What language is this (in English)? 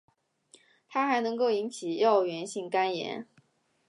Chinese